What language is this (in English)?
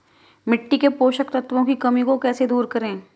Hindi